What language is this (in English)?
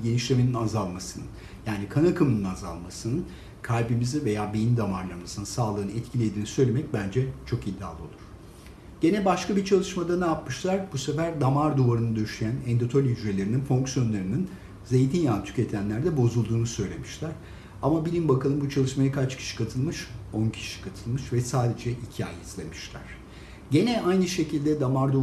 Turkish